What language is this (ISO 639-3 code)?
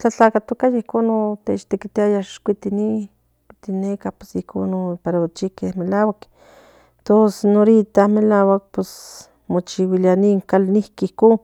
nhn